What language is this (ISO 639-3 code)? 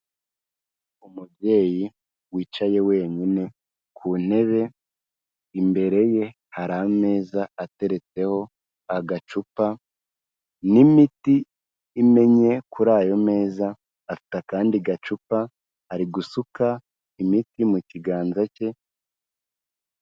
kin